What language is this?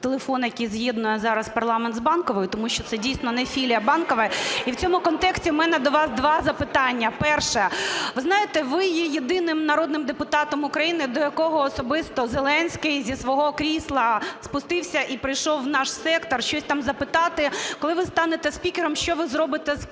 Ukrainian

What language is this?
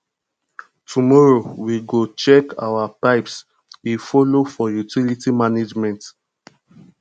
Nigerian Pidgin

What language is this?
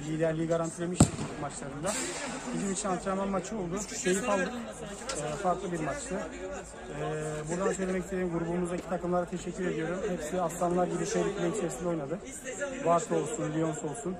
Turkish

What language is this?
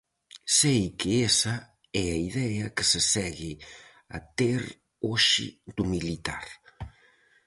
Galician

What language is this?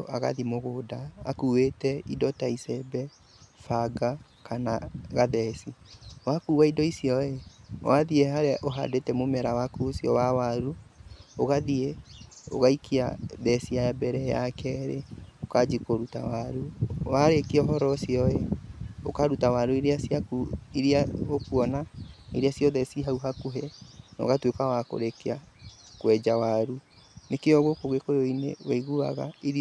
Kikuyu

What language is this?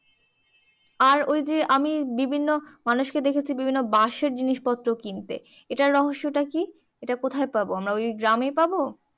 Bangla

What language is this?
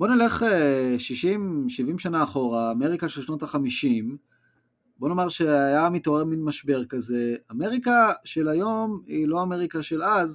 Hebrew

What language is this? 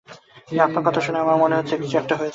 Bangla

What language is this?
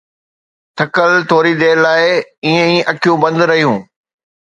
Sindhi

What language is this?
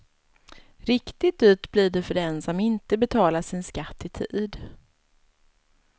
Swedish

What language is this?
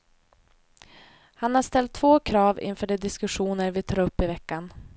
Swedish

